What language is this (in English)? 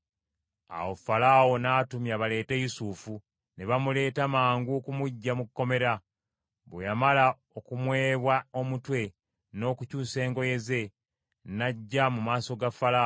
Ganda